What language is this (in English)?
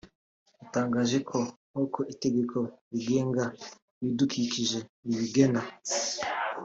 Kinyarwanda